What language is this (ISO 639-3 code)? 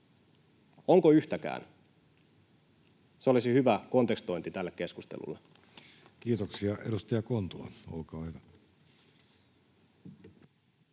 fin